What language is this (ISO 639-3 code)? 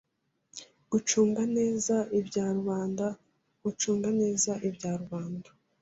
kin